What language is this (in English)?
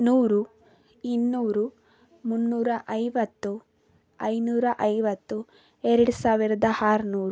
Kannada